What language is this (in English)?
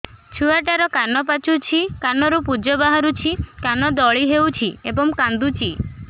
Odia